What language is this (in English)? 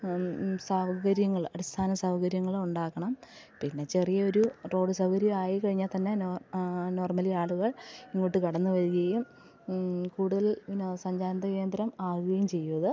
Malayalam